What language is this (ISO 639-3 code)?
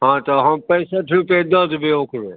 mai